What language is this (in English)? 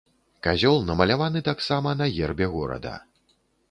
Belarusian